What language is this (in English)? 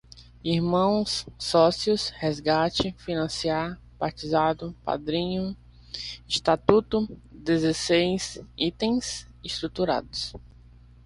Portuguese